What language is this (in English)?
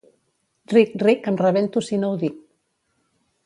Catalan